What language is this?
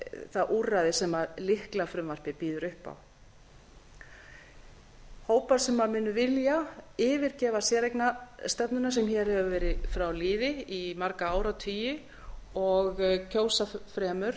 Icelandic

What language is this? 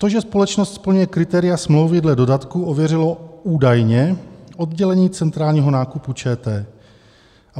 Czech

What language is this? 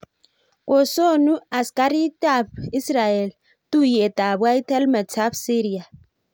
Kalenjin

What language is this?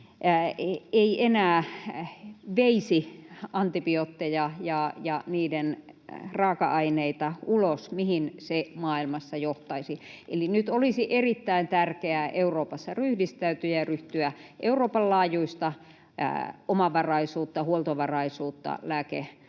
Finnish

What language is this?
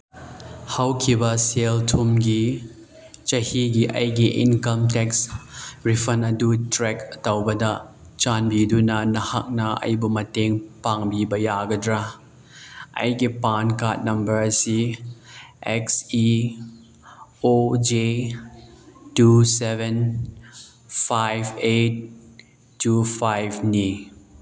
Manipuri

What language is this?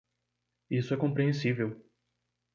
Portuguese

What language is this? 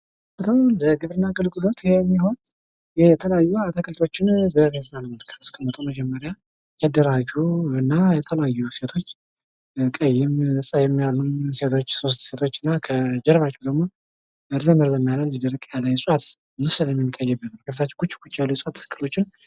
Amharic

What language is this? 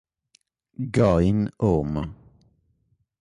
Italian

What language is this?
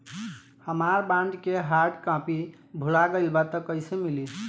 Bhojpuri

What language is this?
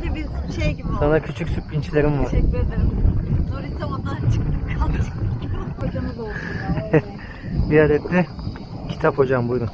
Turkish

